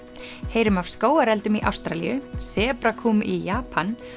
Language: Icelandic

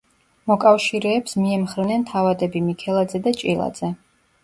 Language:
Georgian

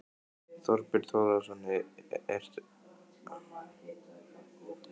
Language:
Icelandic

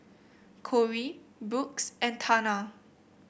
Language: English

